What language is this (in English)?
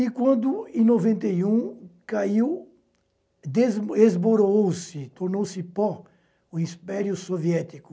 Portuguese